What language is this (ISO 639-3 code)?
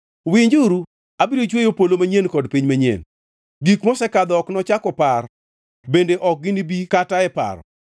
luo